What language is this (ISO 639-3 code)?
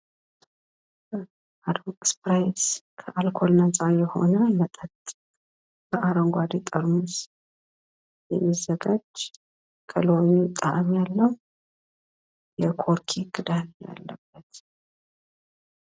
amh